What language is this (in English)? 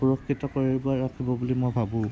Assamese